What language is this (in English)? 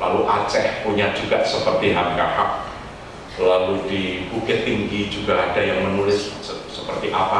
Indonesian